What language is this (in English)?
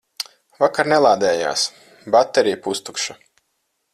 Latvian